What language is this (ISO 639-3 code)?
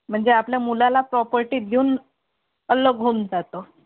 mar